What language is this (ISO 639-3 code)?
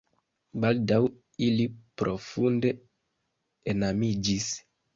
epo